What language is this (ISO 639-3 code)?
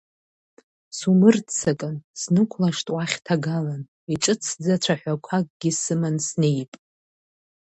abk